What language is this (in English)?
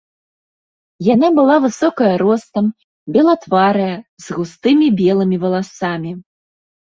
Belarusian